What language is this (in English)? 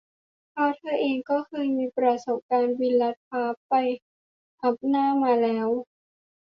Thai